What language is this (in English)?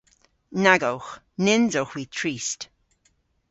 Cornish